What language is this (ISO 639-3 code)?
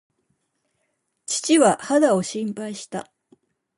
jpn